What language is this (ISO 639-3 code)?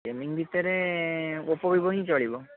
ori